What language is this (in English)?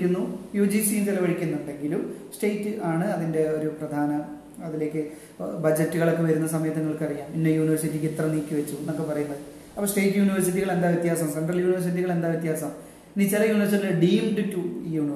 Malayalam